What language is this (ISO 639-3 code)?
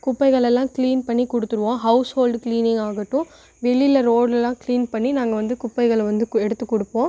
tam